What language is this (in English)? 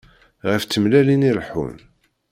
Kabyle